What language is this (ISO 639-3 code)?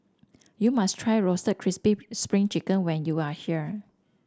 eng